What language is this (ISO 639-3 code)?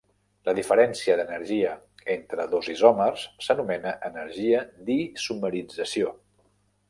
cat